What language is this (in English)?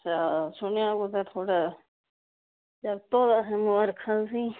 Dogri